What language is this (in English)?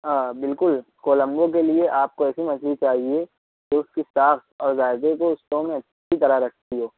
Urdu